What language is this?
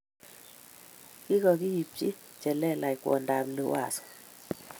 Kalenjin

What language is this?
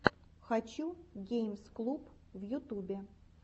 Russian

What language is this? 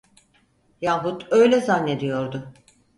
Turkish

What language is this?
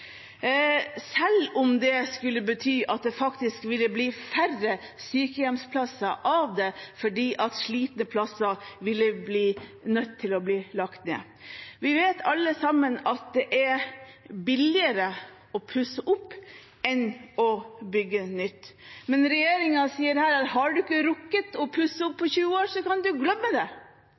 Norwegian Bokmål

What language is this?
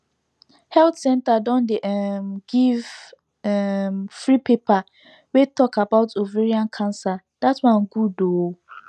Nigerian Pidgin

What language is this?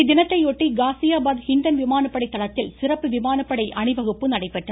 Tamil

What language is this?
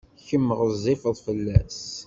Kabyle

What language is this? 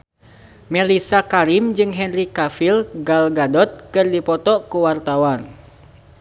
Sundanese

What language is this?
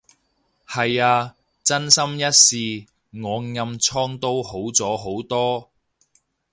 Cantonese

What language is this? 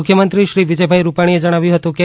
Gujarati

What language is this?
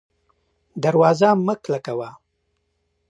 Pashto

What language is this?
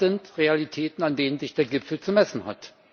German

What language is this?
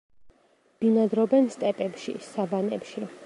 Georgian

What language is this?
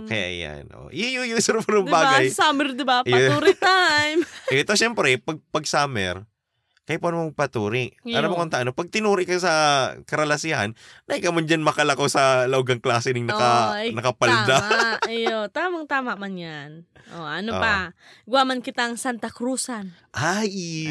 Filipino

